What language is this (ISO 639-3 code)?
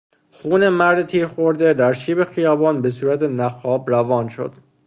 fas